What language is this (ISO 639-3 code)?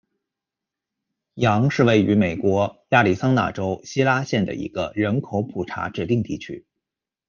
zho